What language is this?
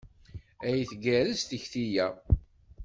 Kabyle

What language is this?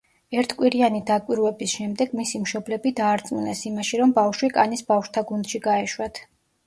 Georgian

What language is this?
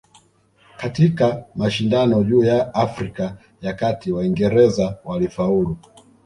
Swahili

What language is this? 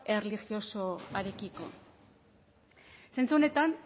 Basque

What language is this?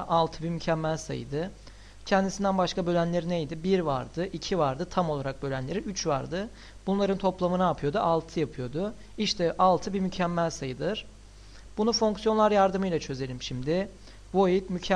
Turkish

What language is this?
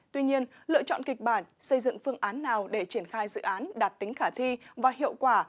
Vietnamese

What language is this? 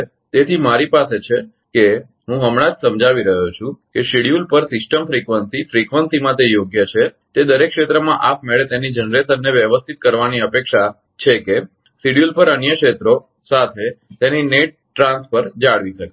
Gujarati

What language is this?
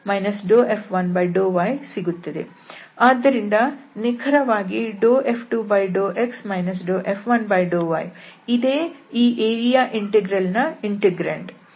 Kannada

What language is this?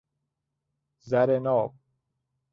Persian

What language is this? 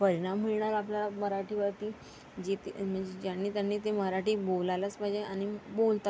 Marathi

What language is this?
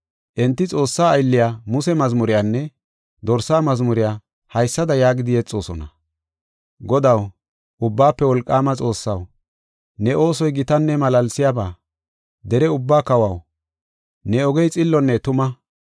Gofa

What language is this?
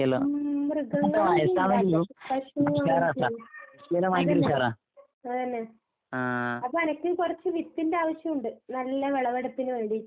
Malayalam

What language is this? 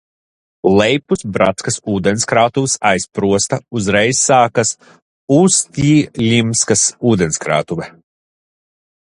Latvian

